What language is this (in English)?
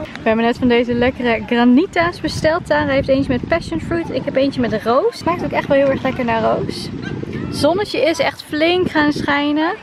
Dutch